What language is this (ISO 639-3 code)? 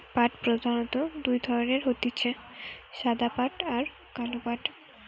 ben